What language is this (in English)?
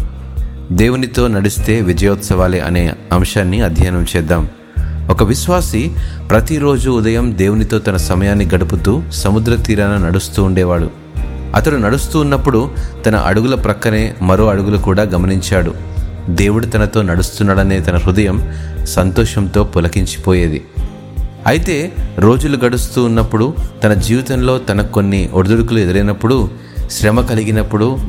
Telugu